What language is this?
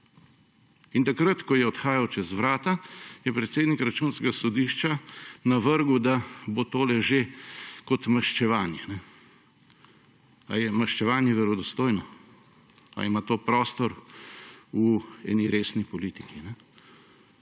Slovenian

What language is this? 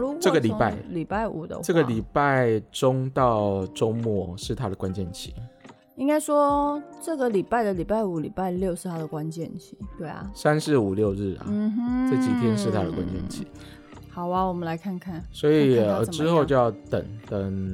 Chinese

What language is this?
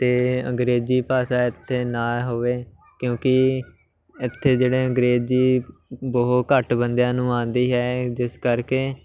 Punjabi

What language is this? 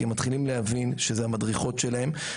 Hebrew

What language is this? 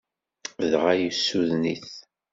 Kabyle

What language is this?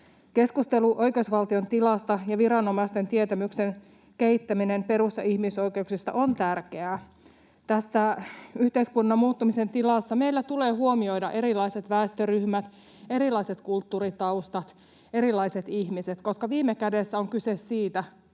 Finnish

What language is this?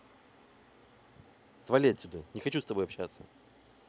Russian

